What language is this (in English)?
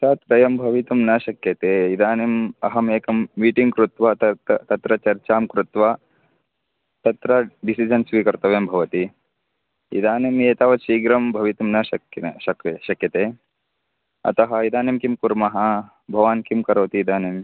Sanskrit